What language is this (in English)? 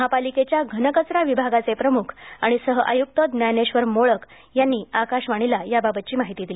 Marathi